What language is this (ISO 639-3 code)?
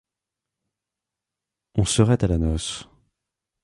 fra